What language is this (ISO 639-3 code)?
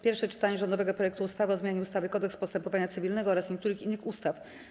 pol